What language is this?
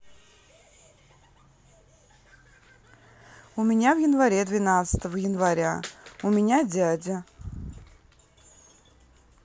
Russian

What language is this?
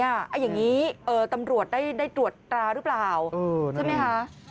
Thai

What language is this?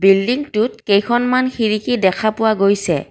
Assamese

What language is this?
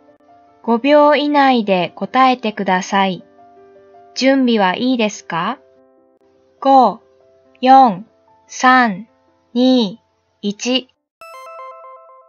Japanese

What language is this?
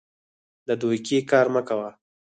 Pashto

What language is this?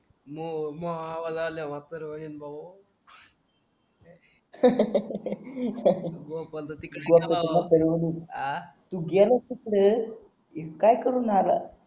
Marathi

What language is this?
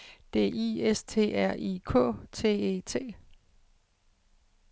Danish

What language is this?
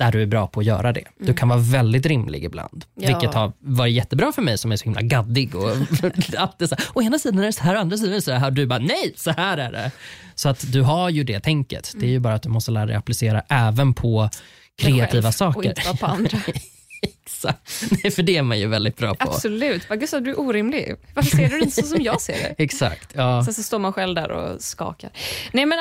Swedish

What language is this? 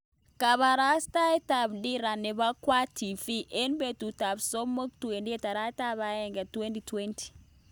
Kalenjin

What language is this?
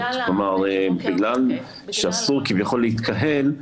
Hebrew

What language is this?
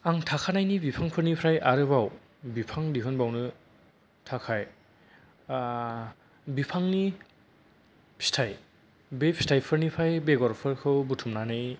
Bodo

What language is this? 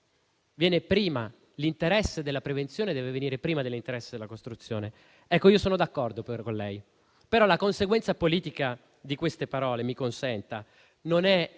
Italian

